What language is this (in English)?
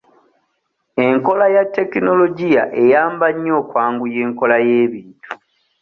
Ganda